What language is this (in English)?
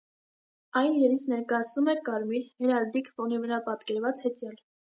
Armenian